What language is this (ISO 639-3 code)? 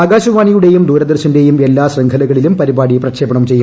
mal